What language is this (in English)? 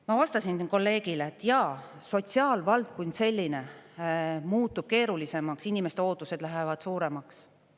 Estonian